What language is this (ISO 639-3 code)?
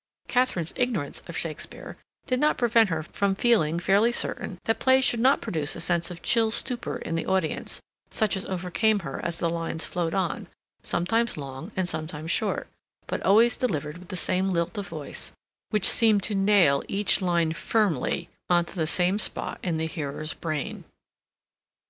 eng